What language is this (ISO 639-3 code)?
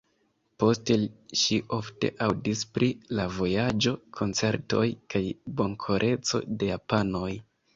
epo